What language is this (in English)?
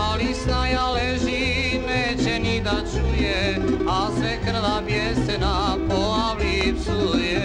Romanian